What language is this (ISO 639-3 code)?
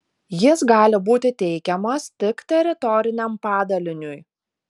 lit